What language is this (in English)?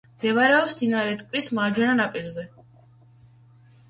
Georgian